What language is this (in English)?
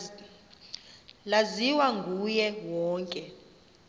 Xhosa